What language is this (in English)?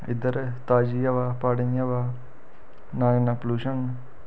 Dogri